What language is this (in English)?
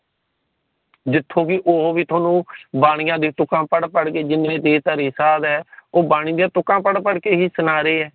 Punjabi